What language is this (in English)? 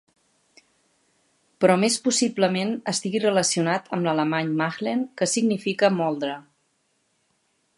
Catalan